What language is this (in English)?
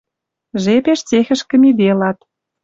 Western Mari